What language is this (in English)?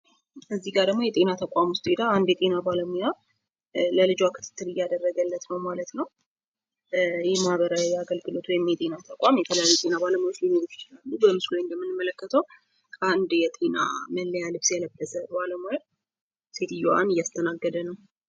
Amharic